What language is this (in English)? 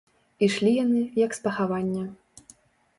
Belarusian